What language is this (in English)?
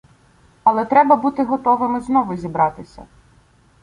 Ukrainian